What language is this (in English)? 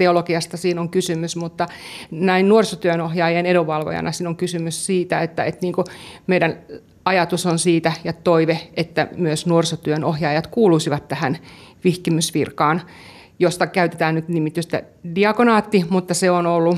Finnish